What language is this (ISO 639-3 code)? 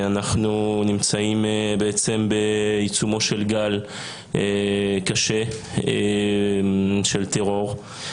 heb